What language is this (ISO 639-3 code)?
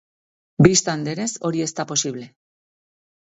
eus